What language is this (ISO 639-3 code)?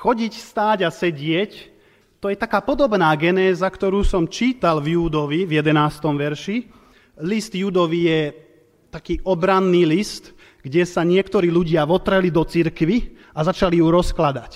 slk